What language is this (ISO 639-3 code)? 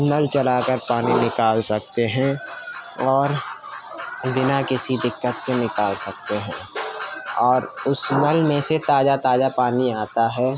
urd